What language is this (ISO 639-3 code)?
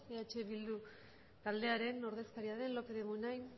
eus